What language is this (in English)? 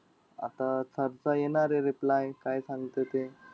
Marathi